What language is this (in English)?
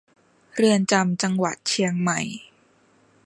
Thai